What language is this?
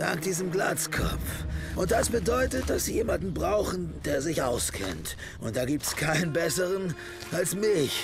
German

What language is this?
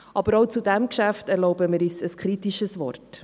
Swiss German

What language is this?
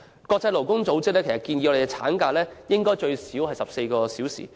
Cantonese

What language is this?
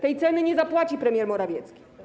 Polish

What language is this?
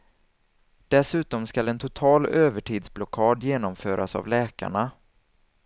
Swedish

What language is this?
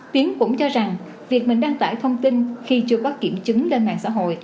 Vietnamese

